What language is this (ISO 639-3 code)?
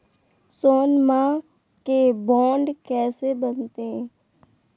mag